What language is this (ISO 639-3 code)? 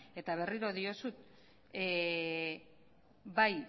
eus